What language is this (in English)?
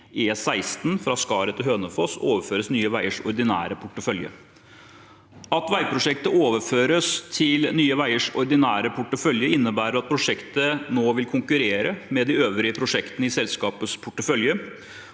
Norwegian